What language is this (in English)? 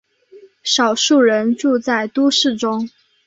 Chinese